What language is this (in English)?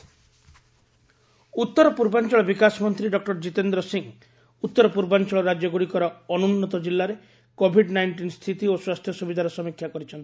Odia